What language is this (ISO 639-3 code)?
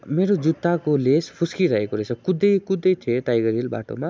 nep